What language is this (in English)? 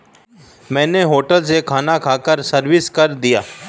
Hindi